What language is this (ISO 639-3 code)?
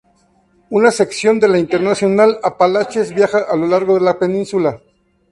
spa